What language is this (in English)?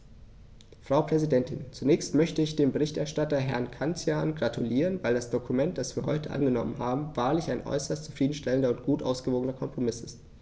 German